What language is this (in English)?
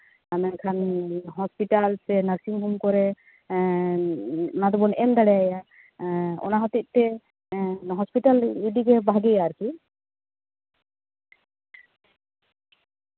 Santali